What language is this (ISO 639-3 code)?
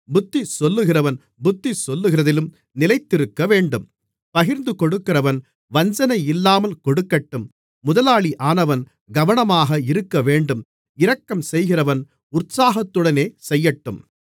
tam